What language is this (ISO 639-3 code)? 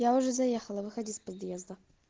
rus